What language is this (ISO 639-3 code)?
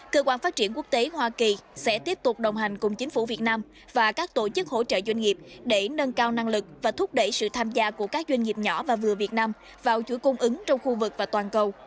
vie